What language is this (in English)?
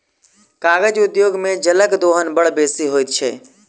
Maithili